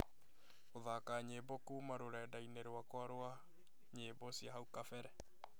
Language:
Kikuyu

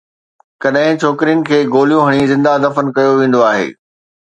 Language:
Sindhi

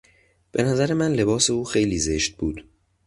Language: Persian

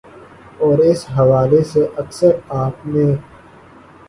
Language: Urdu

